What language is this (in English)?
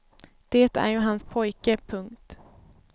Swedish